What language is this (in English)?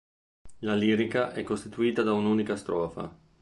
Italian